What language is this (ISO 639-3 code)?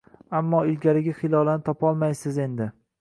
uzb